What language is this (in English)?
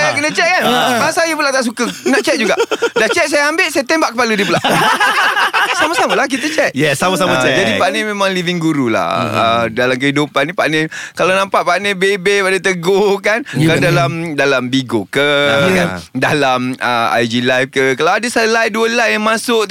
Malay